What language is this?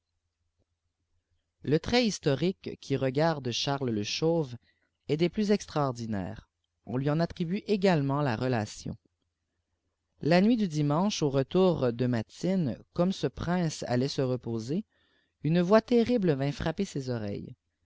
French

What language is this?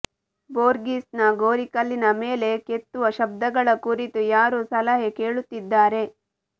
Kannada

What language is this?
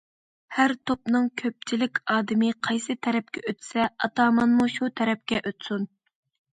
Uyghur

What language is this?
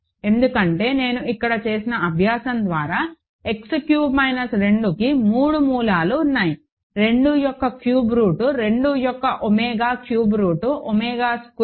Telugu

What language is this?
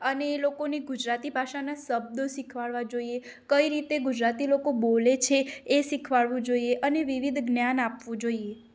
Gujarati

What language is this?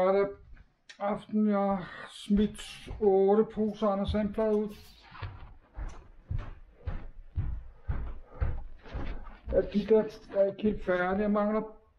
Danish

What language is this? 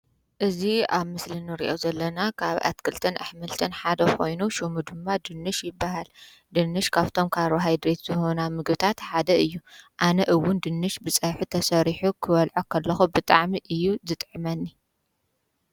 Tigrinya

